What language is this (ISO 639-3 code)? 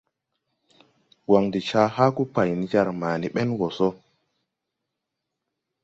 tui